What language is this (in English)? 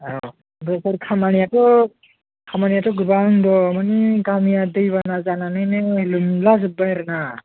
Bodo